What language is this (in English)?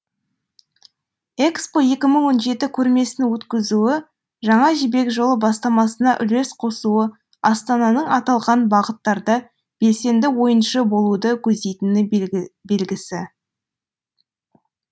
Kazakh